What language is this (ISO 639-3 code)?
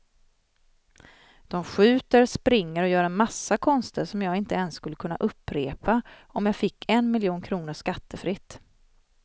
swe